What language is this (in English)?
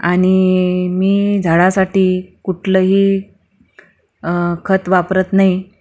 Marathi